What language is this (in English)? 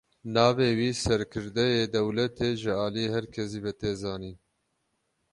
Kurdish